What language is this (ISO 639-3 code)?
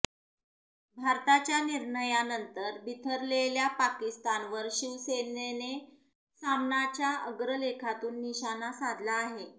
mar